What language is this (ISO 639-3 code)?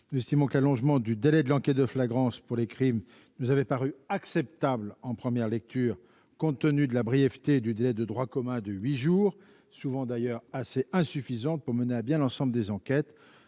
fra